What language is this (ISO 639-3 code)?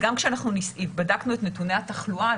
heb